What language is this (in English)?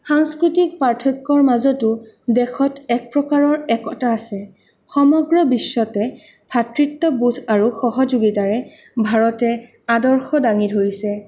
Assamese